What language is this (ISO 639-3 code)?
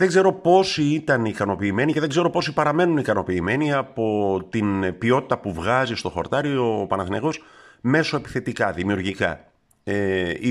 ell